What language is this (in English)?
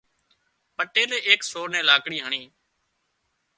Wadiyara Koli